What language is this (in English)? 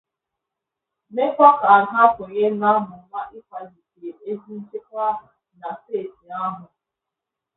Igbo